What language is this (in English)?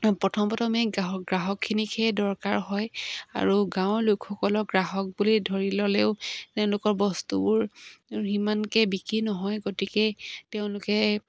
Assamese